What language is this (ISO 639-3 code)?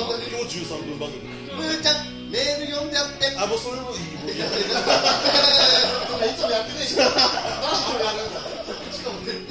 jpn